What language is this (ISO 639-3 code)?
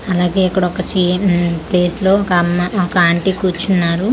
tel